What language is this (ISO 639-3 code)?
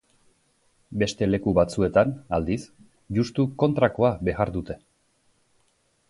eus